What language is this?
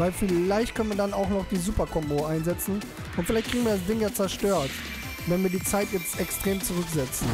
German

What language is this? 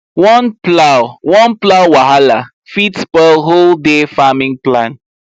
Nigerian Pidgin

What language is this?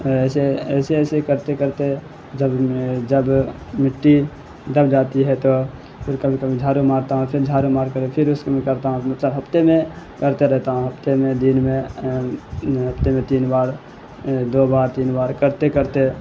Urdu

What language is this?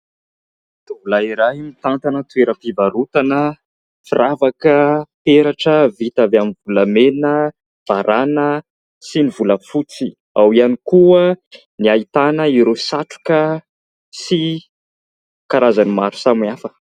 Malagasy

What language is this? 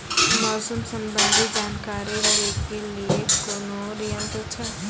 Maithili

